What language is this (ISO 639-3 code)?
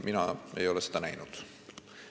est